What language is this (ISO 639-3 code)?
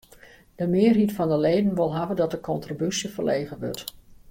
fry